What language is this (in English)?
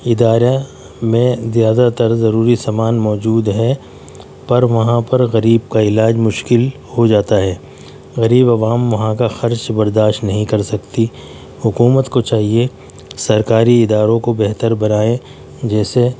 Urdu